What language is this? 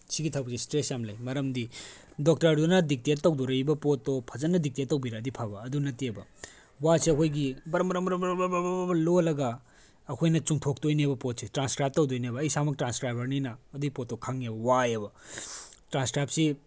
Manipuri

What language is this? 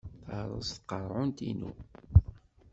Kabyle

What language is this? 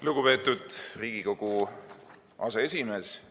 Estonian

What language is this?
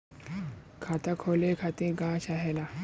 Bhojpuri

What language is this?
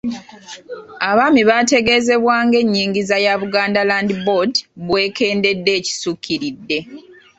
Ganda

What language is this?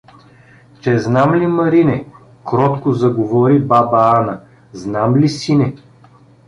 Bulgarian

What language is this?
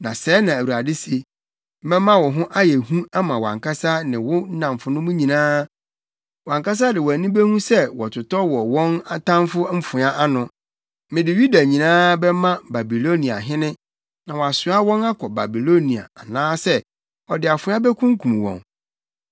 Akan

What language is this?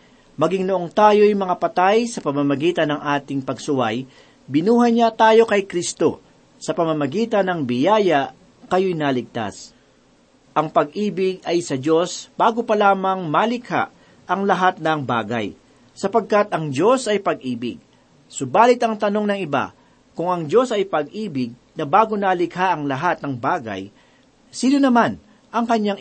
Filipino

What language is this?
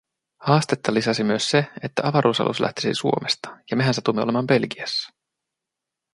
Finnish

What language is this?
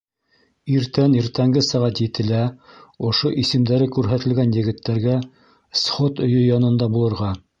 Bashkir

